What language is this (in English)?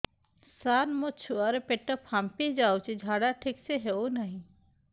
Odia